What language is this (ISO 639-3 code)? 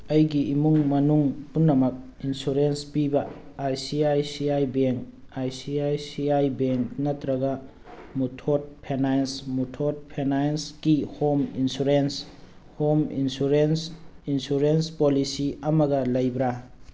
mni